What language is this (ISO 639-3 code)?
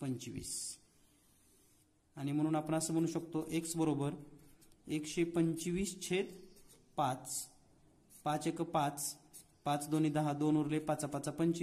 hin